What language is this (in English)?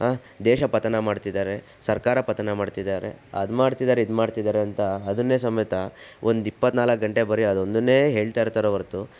Kannada